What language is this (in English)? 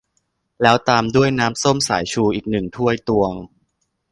Thai